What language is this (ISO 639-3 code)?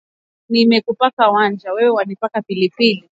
swa